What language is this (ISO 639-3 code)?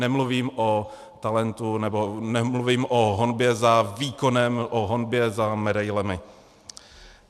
ces